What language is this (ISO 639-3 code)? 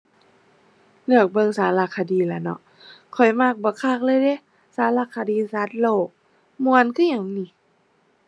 tha